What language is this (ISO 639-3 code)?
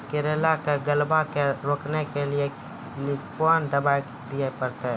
mai